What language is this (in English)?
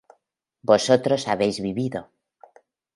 Spanish